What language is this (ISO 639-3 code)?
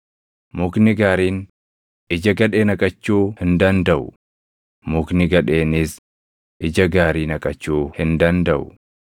orm